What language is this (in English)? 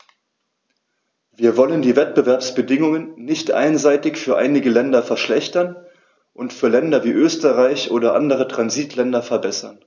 German